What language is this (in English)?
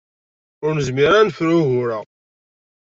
Kabyle